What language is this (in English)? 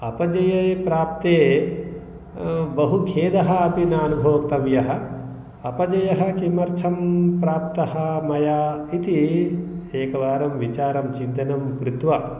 Sanskrit